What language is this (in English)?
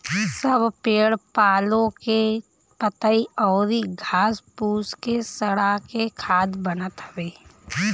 Bhojpuri